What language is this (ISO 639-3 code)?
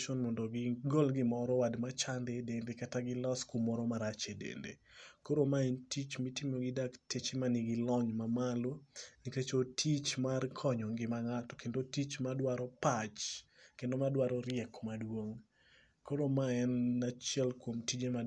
luo